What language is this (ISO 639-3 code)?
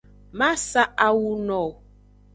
ajg